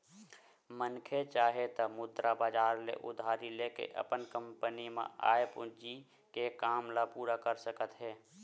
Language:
Chhattisgarhi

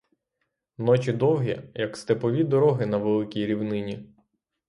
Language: Ukrainian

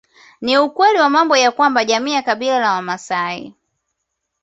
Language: Swahili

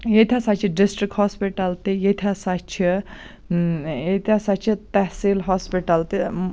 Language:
Kashmiri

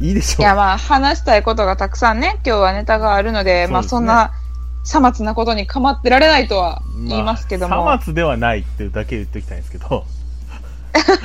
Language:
Japanese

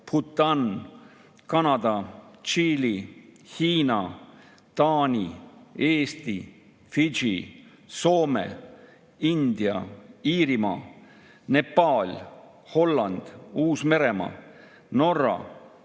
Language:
Estonian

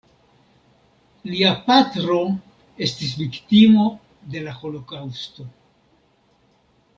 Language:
Esperanto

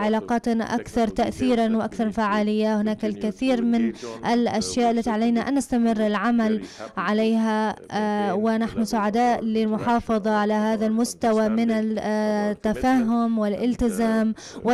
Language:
Arabic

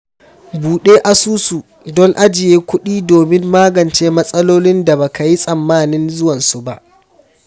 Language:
Hausa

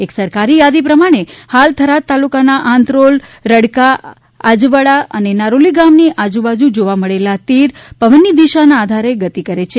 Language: Gujarati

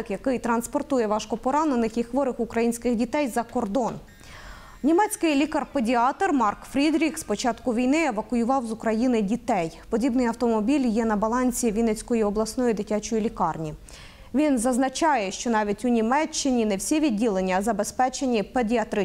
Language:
Ukrainian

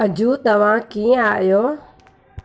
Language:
Sindhi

